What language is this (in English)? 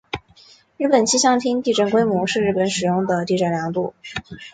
Chinese